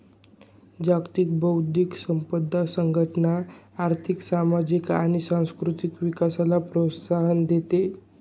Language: Marathi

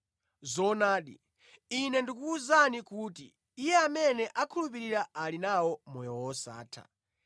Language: Nyanja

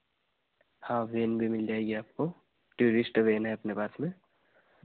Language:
Hindi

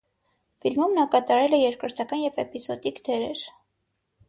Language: Armenian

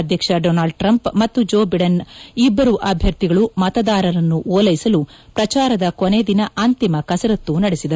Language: Kannada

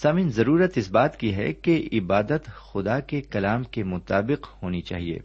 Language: Urdu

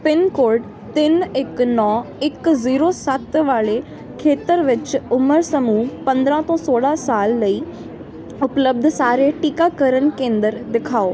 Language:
Punjabi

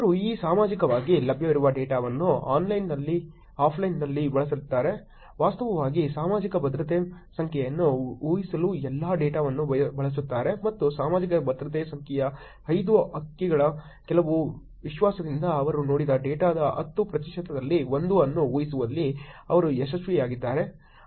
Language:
Kannada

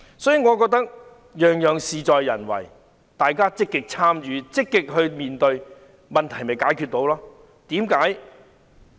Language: Cantonese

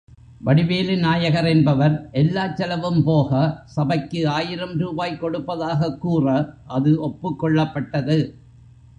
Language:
Tamil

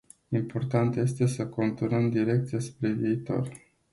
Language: Romanian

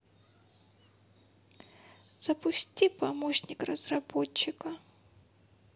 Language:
Russian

